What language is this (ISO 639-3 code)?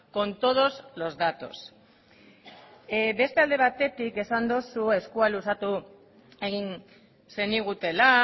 eus